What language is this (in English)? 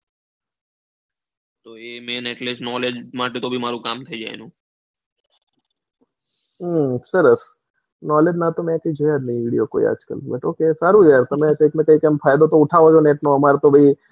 Gujarati